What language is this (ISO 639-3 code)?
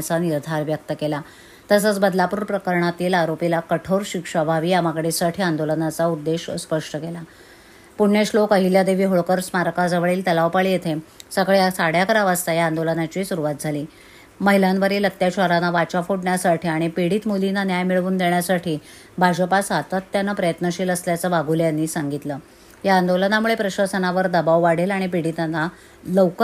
mar